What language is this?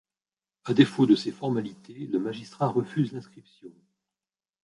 French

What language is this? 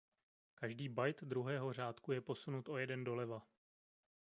Czech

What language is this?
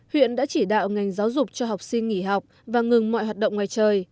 Vietnamese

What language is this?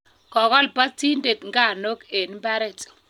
Kalenjin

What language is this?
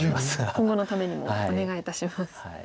Japanese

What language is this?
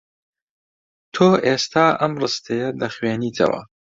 Central Kurdish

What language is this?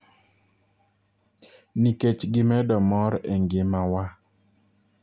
Luo (Kenya and Tanzania)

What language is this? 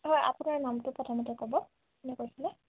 Assamese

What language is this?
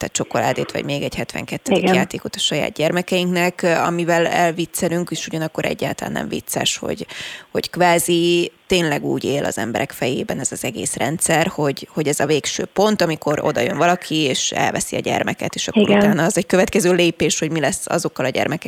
Hungarian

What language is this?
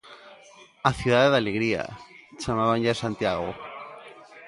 Galician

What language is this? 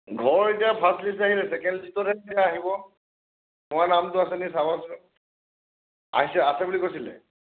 Assamese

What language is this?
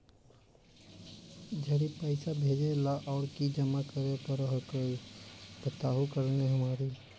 Magahi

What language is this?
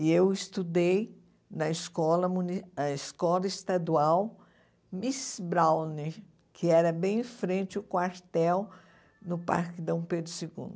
Portuguese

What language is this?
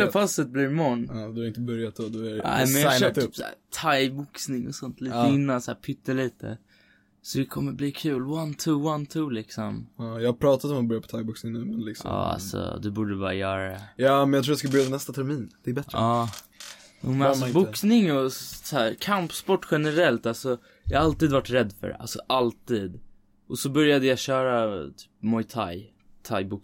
Swedish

